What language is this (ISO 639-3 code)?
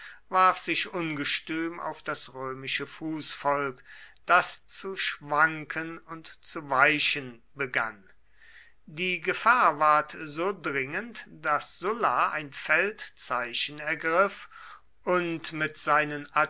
deu